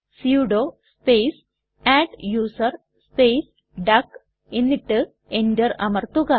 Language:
Malayalam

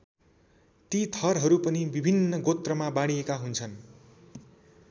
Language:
Nepali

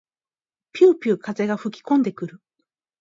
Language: Japanese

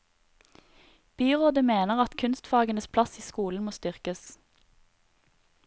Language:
Norwegian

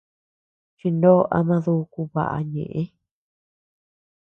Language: Tepeuxila Cuicatec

